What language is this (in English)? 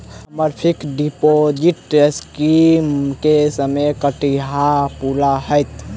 Maithili